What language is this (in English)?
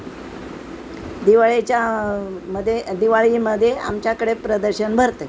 Marathi